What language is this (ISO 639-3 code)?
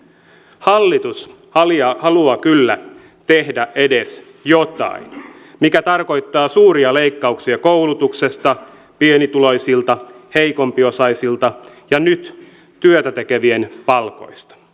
fin